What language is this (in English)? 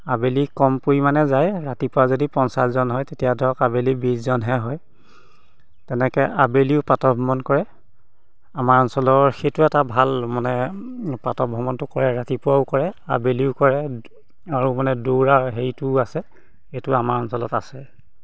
Assamese